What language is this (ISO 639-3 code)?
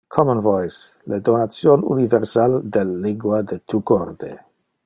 ina